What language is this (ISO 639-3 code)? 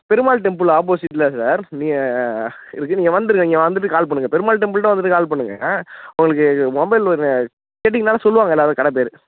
tam